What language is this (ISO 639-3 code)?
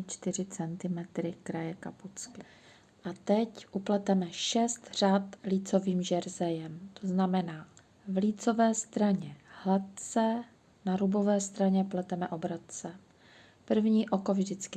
ces